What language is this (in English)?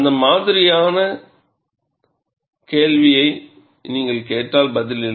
Tamil